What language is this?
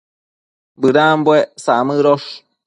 Matsés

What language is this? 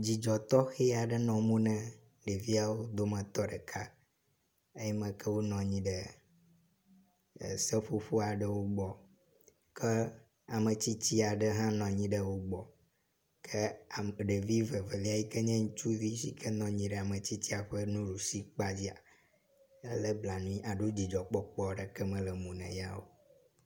Ewe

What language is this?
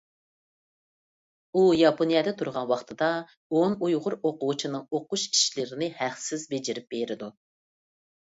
Uyghur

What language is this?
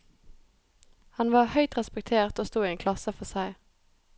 Norwegian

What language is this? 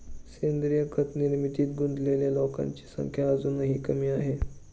Marathi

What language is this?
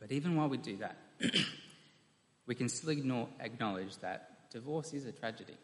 English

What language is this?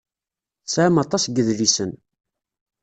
Kabyle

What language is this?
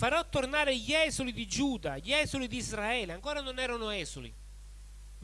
Italian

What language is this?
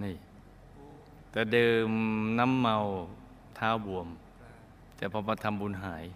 Thai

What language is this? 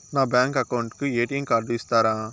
Telugu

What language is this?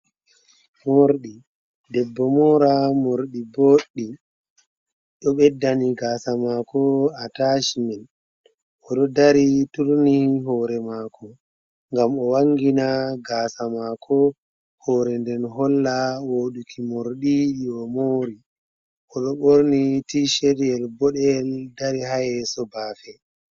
Fula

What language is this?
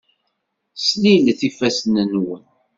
Kabyle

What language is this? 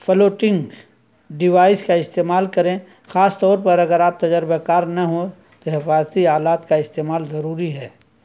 Urdu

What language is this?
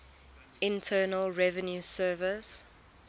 English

